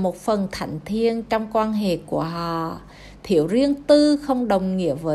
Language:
Vietnamese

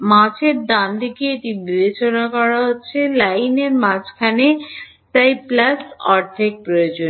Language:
Bangla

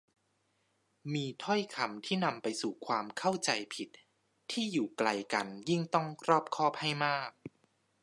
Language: Thai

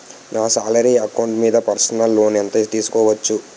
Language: Telugu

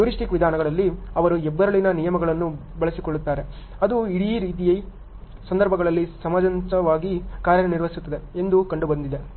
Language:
Kannada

